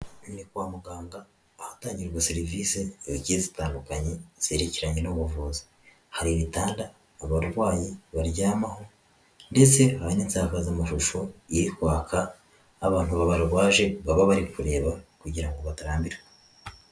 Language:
Kinyarwanda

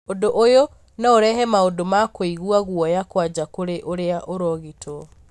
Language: Kikuyu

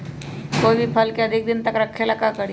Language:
Magahi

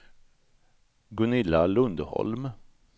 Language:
Swedish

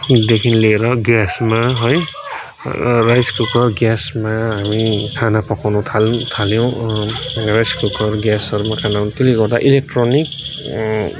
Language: Nepali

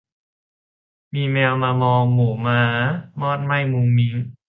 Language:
Thai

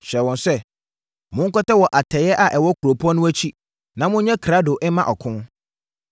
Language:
Akan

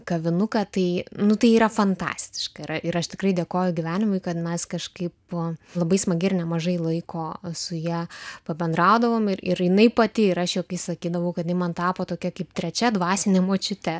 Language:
Lithuanian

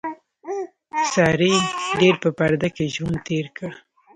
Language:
Pashto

